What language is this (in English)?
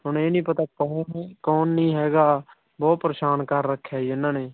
Punjabi